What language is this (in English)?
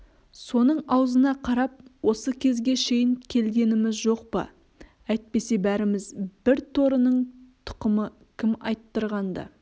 Kazakh